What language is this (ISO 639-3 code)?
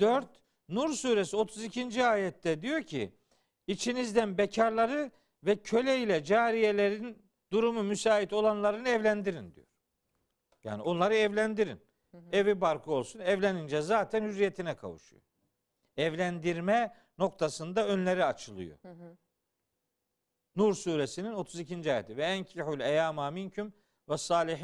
tur